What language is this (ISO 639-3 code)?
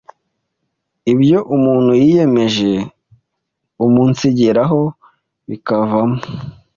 kin